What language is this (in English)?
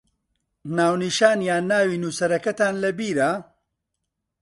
Central Kurdish